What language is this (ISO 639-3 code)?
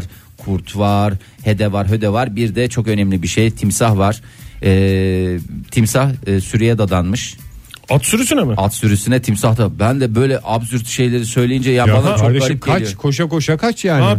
tur